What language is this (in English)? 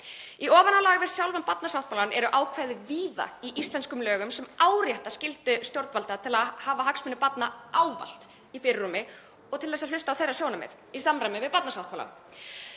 Icelandic